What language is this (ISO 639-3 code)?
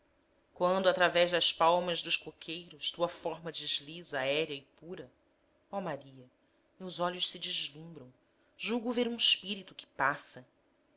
por